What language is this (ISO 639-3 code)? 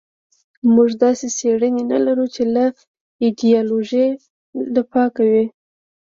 pus